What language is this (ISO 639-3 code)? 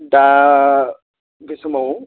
brx